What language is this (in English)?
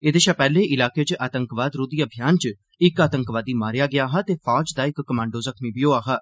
Dogri